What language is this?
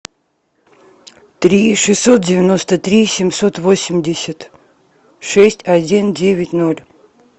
Russian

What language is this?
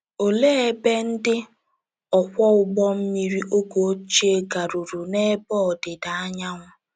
Igbo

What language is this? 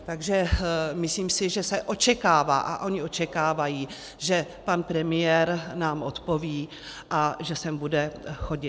Czech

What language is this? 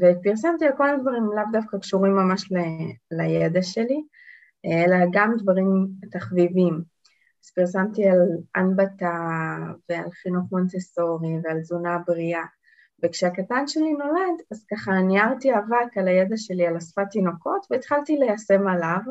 Hebrew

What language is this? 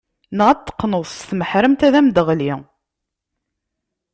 Kabyle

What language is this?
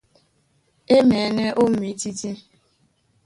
Duala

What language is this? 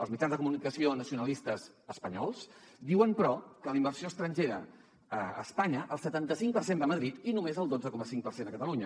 Catalan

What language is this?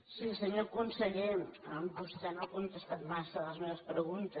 Catalan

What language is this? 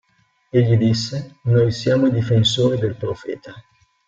Italian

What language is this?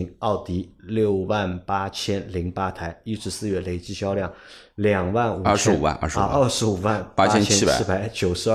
Chinese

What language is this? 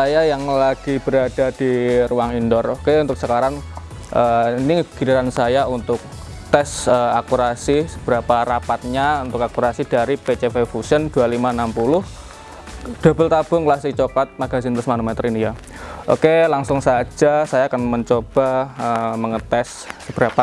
Indonesian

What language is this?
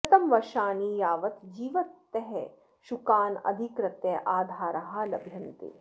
Sanskrit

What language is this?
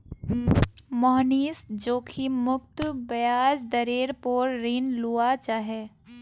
Magahi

